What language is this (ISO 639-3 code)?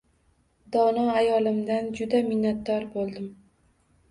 uzb